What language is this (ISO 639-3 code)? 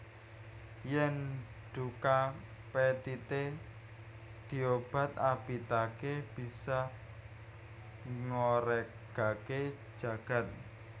jav